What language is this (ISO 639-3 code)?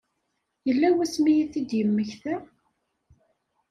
kab